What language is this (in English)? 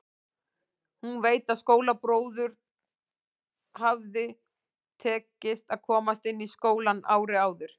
Icelandic